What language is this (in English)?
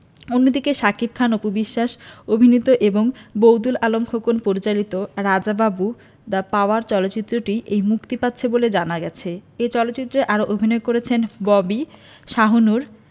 Bangla